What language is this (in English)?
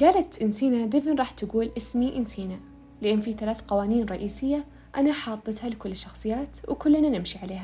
Arabic